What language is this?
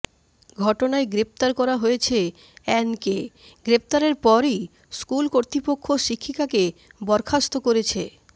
Bangla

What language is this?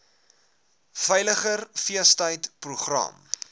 Afrikaans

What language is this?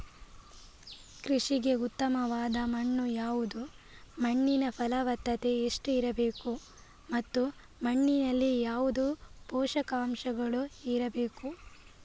Kannada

